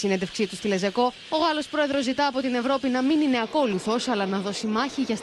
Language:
Greek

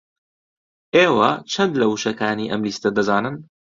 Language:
Central Kurdish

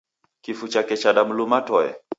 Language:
Taita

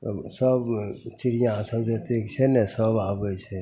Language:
Maithili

